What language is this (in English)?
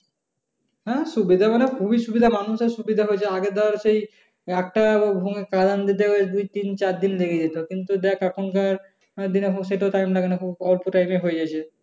Bangla